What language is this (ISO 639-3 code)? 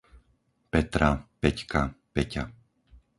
slk